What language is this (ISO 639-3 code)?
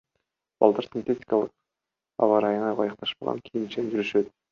kir